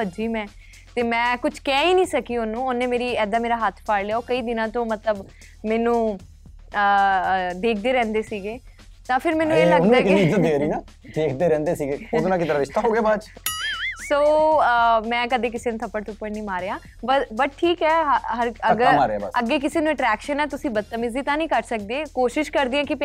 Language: Punjabi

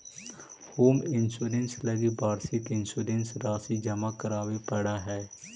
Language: Magahi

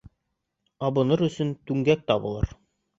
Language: Bashkir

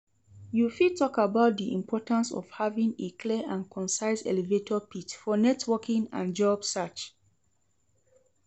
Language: Nigerian Pidgin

